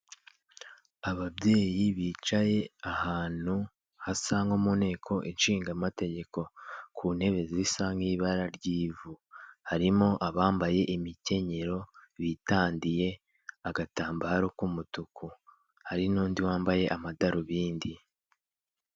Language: Kinyarwanda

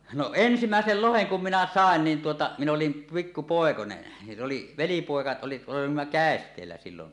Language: Finnish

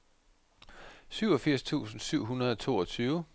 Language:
Danish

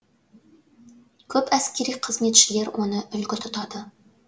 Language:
Kazakh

